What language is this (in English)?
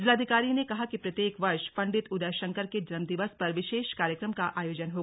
Hindi